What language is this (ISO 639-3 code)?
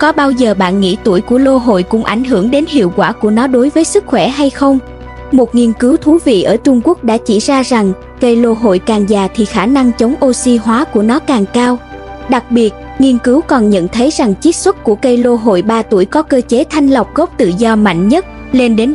vie